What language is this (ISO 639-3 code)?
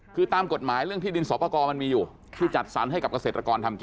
tha